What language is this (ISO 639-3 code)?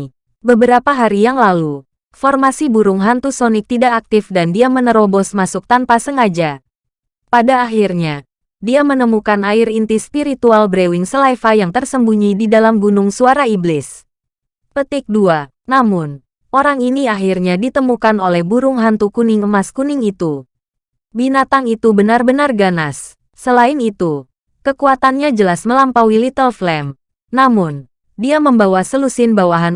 ind